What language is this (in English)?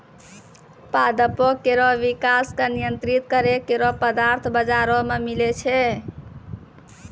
Maithili